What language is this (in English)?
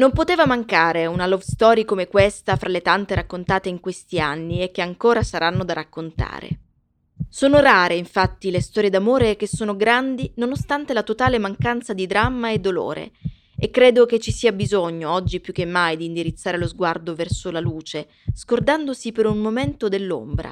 Italian